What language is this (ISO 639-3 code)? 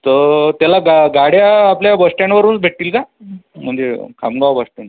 mar